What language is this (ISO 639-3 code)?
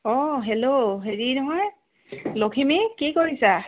asm